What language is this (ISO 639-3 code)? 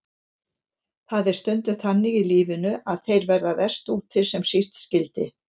isl